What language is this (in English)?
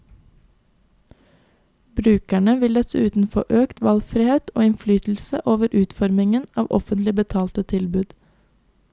Norwegian